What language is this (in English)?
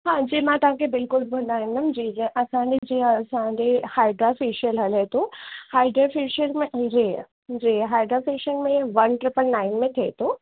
Sindhi